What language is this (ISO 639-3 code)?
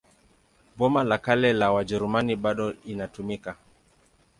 swa